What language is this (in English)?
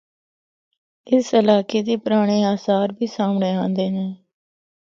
Northern Hindko